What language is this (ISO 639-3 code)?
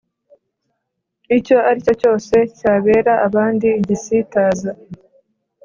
kin